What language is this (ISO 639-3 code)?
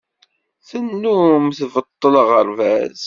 kab